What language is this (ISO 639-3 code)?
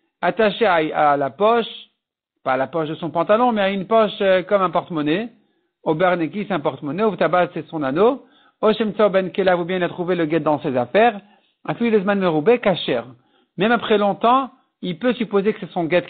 fra